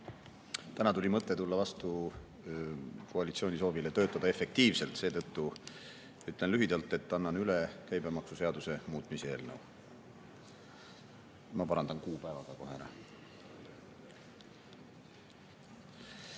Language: Estonian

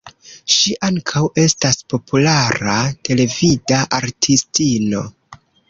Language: Esperanto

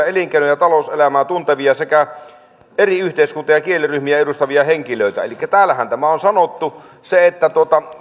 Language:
Finnish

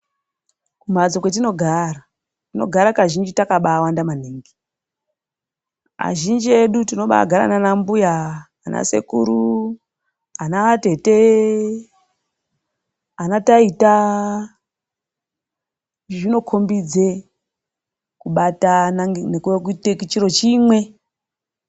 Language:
Ndau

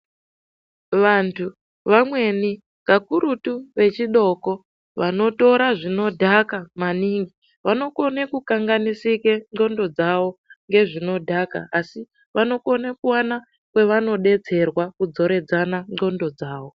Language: Ndau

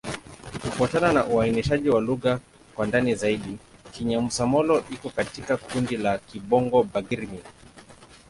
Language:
Swahili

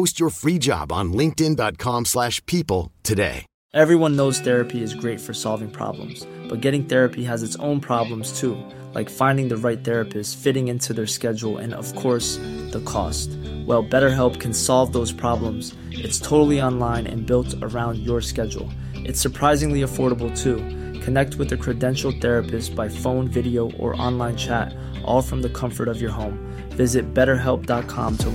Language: Filipino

